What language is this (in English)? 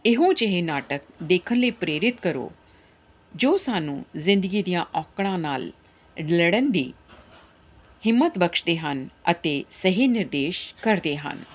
Punjabi